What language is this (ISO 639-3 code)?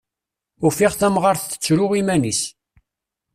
kab